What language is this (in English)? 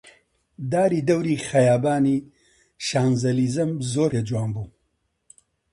Central Kurdish